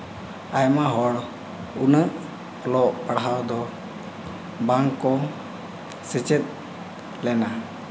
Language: Santali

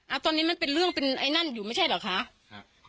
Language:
Thai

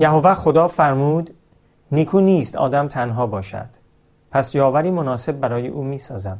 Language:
Persian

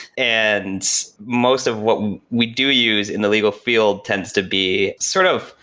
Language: English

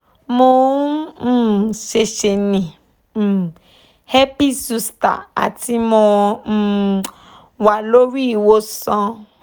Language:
Yoruba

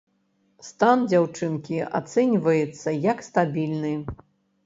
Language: Belarusian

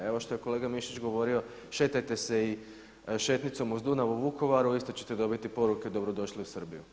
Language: Croatian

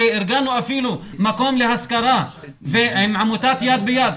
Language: Hebrew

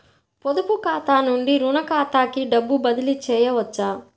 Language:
Telugu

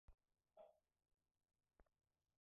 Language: Swahili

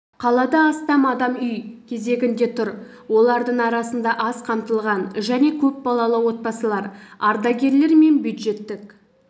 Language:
Kazakh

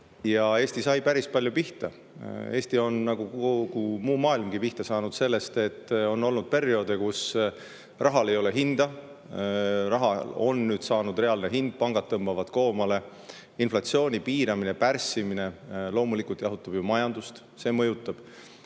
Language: Estonian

